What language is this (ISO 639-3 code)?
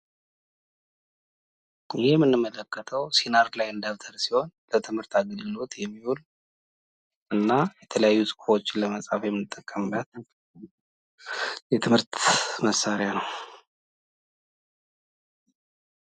amh